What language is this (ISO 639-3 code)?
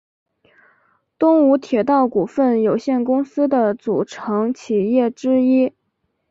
zho